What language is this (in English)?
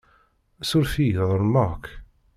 Kabyle